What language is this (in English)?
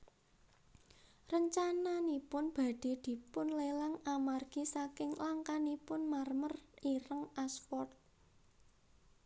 Javanese